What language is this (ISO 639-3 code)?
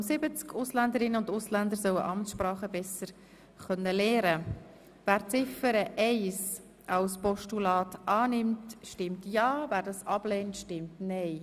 gsw